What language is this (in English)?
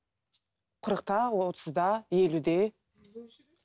Kazakh